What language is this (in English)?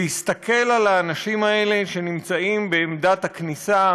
Hebrew